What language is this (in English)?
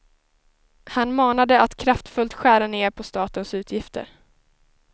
Swedish